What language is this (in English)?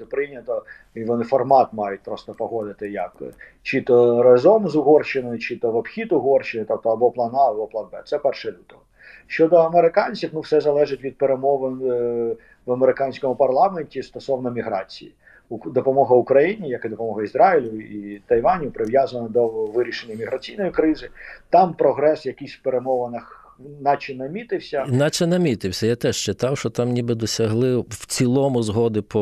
Ukrainian